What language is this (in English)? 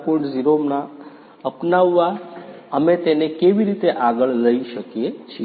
Gujarati